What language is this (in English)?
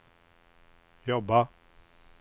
Swedish